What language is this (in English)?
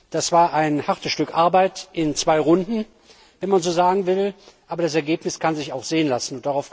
German